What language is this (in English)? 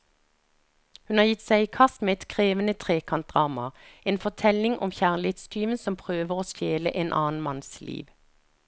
Norwegian